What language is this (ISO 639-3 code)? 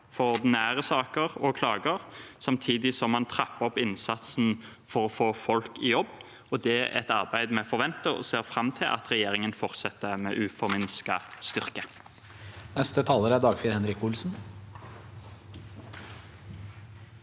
nor